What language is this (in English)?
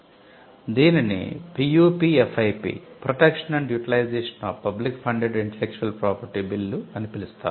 Telugu